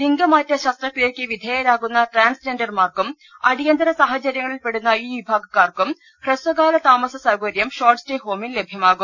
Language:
Malayalam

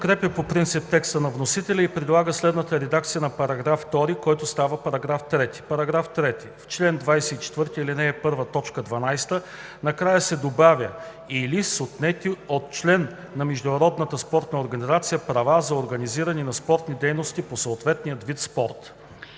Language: Bulgarian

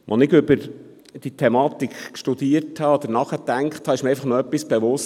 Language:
Swiss German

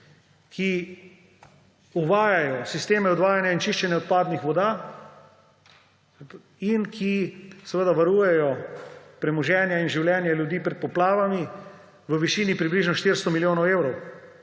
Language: Slovenian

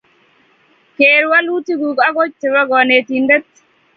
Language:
Kalenjin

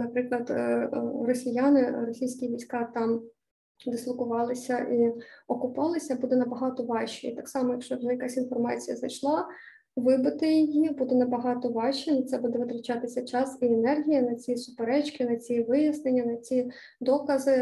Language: Ukrainian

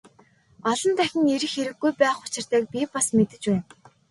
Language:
Mongolian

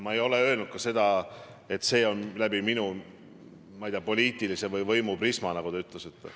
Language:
Estonian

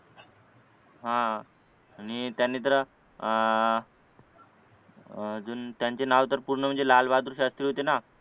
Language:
Marathi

